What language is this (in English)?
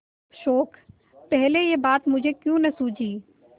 Hindi